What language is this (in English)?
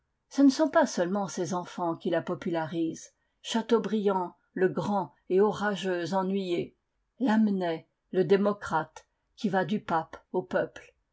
French